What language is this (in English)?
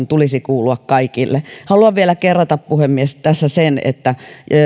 Finnish